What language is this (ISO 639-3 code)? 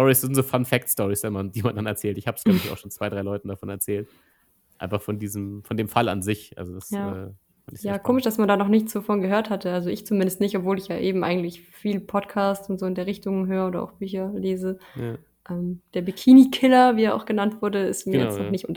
deu